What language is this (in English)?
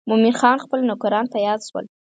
Pashto